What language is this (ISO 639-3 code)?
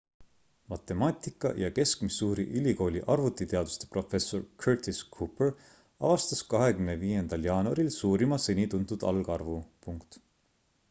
est